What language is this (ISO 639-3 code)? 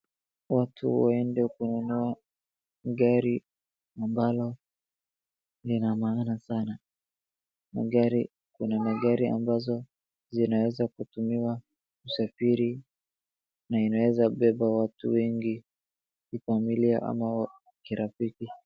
swa